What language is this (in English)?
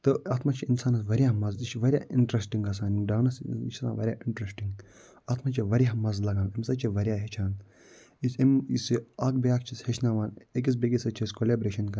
Kashmiri